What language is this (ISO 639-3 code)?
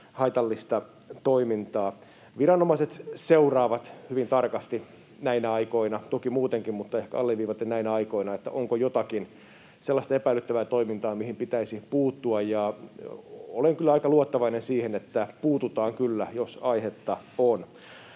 fin